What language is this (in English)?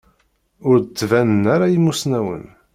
Kabyle